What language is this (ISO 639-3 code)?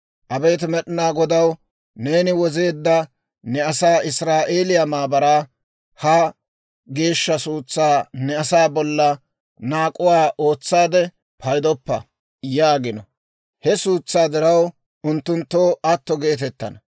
dwr